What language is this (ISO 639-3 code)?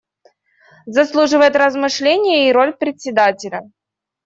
rus